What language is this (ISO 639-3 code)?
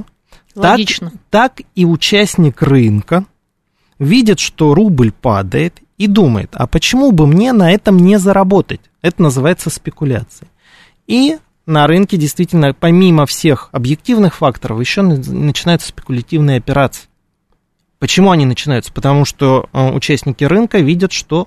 rus